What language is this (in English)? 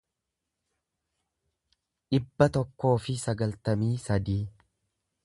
Oromo